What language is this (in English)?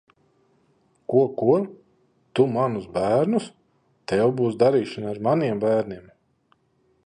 Latvian